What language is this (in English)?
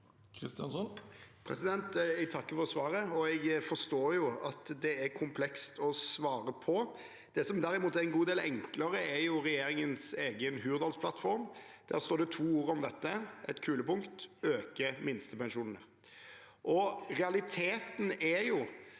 Norwegian